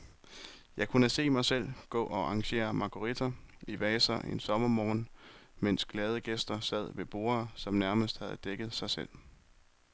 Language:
Danish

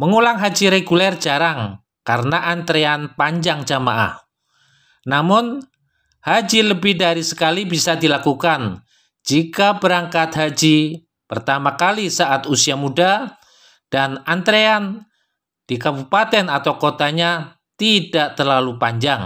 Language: Indonesian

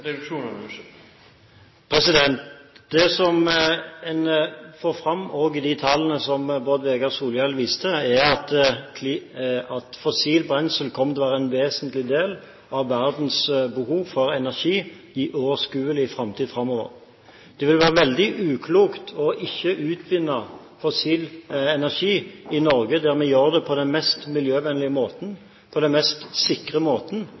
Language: Norwegian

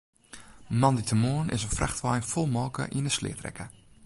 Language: Western Frisian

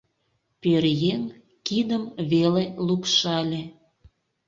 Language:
Mari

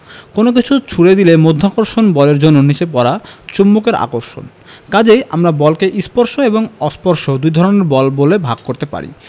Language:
Bangla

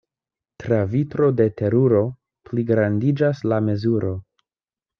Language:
Esperanto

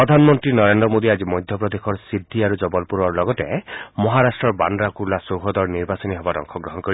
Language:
Assamese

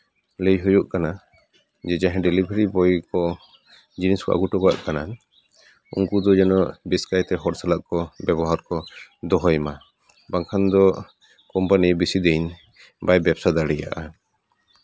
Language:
Santali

